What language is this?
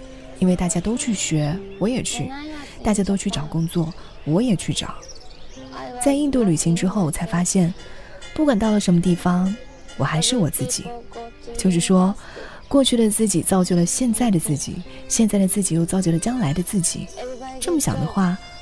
Chinese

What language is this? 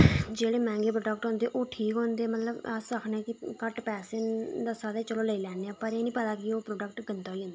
Dogri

